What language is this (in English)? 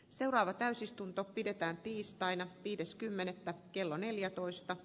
Finnish